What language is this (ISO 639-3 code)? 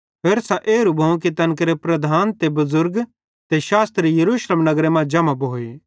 bhd